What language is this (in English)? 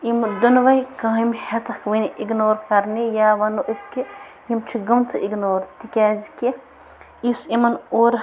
Kashmiri